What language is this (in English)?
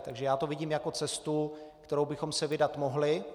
Czech